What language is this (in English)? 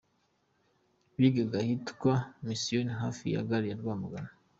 Kinyarwanda